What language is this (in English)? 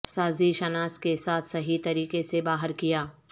Urdu